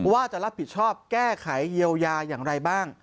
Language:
Thai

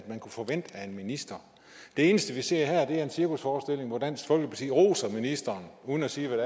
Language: Danish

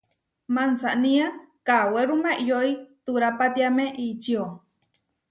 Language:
Huarijio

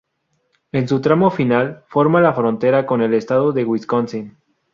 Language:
Spanish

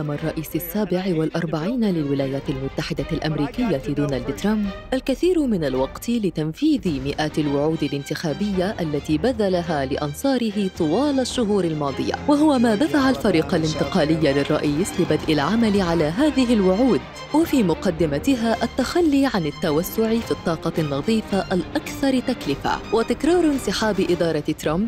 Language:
Arabic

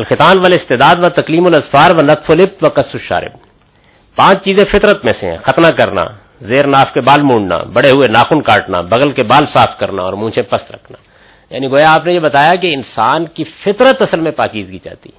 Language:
Urdu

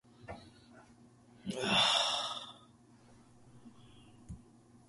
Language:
Japanese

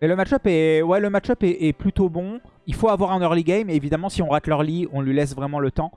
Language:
French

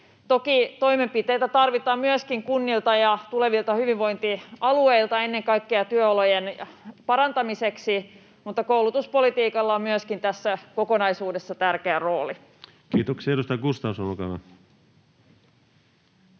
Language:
Finnish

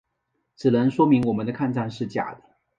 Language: Chinese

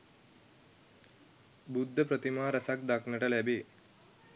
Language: Sinhala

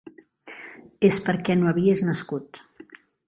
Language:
Catalan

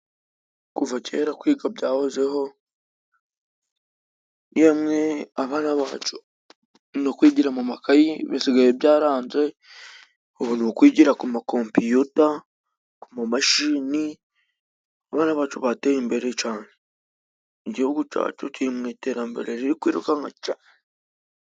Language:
Kinyarwanda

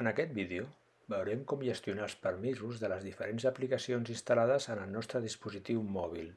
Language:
Catalan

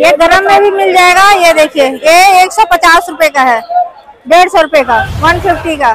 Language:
Hindi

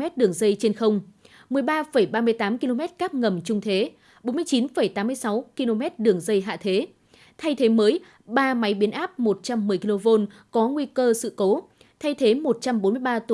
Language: Vietnamese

